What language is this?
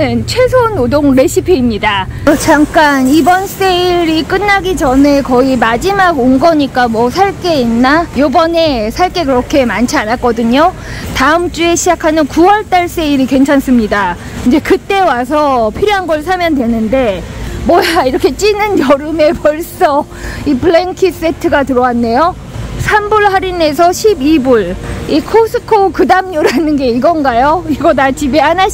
Korean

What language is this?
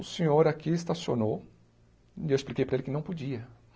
Portuguese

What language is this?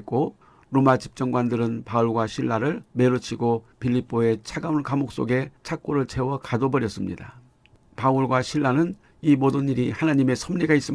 Korean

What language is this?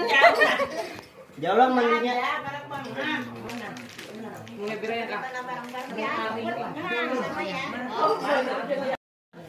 Indonesian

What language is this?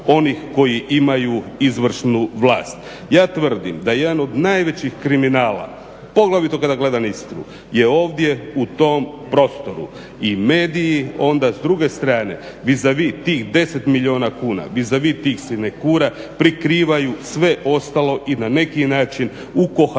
Croatian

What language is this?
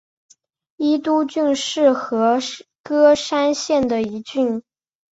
Chinese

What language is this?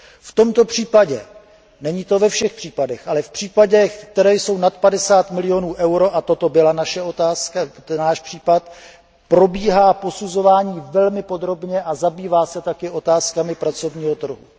Czech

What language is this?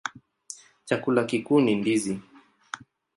Swahili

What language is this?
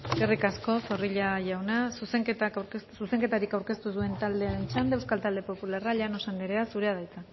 Basque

